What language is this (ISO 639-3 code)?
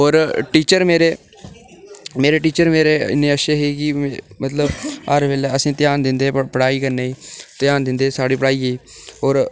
doi